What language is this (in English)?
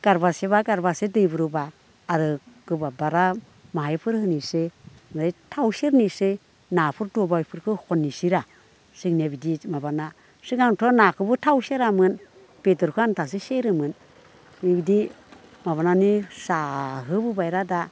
Bodo